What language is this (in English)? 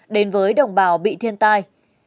Vietnamese